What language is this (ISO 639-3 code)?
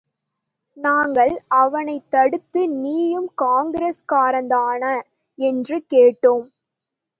tam